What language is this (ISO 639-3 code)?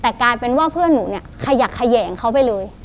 tha